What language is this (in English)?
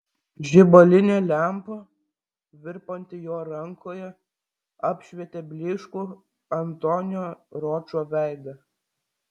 Lithuanian